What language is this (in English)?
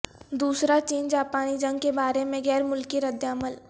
Urdu